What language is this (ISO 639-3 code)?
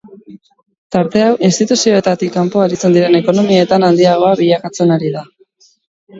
eus